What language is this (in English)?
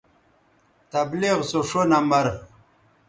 Bateri